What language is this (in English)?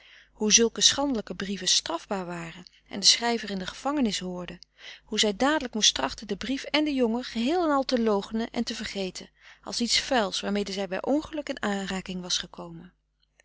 Dutch